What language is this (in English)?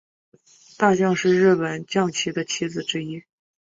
Chinese